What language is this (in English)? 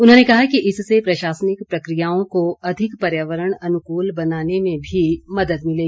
Hindi